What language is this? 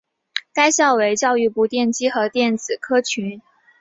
Chinese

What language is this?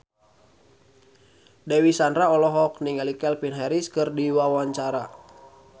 Sundanese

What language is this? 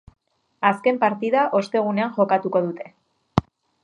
Basque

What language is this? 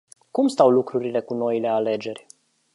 Romanian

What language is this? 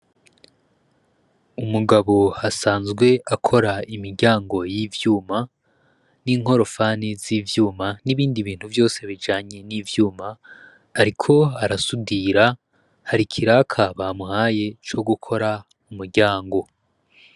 Rundi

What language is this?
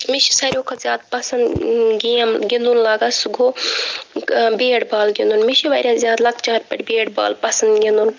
Kashmiri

